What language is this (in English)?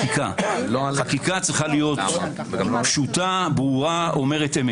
Hebrew